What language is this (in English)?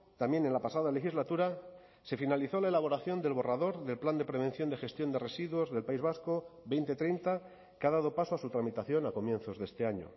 Spanish